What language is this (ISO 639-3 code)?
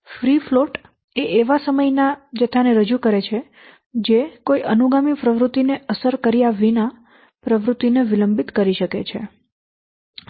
guj